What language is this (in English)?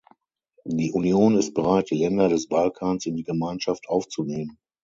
German